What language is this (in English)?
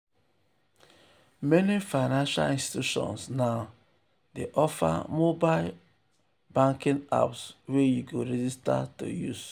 Nigerian Pidgin